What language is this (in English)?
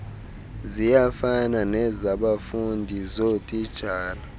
Xhosa